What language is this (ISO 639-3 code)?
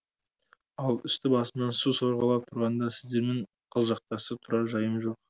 kaz